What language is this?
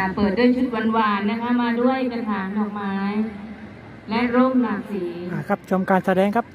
Thai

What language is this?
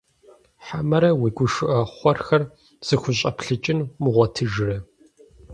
Kabardian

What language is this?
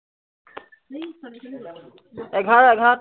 Assamese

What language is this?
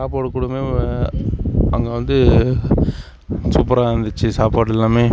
Tamil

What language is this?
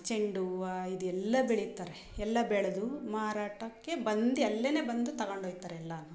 Kannada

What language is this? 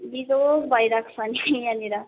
Nepali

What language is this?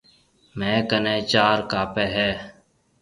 Marwari (Pakistan)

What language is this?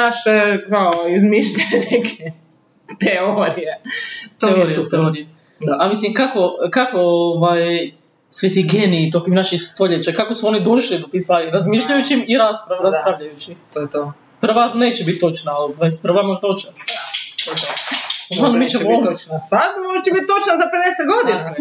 Croatian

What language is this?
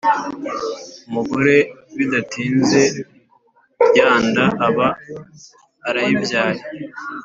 Kinyarwanda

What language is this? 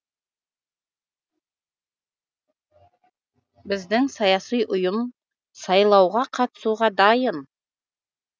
Kazakh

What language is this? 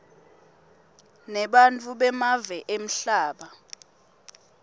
Swati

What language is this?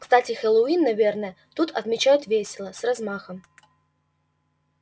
Russian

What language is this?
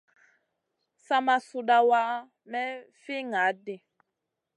Masana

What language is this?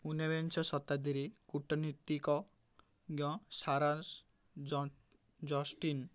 Odia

